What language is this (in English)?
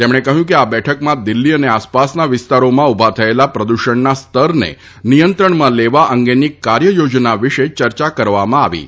Gujarati